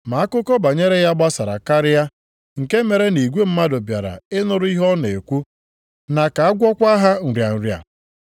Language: Igbo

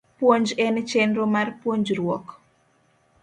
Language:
Luo (Kenya and Tanzania)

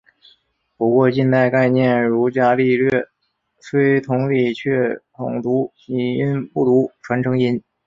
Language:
Chinese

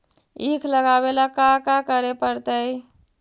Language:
Magahi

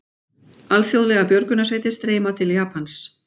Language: Icelandic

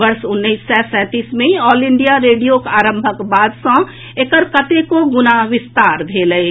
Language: Maithili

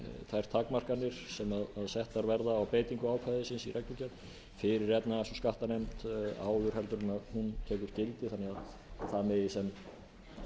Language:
Icelandic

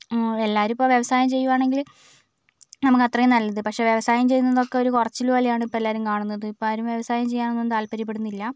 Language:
Malayalam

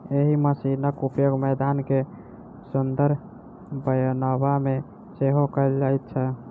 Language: Maithili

